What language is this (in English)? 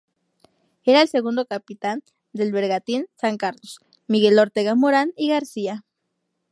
Spanish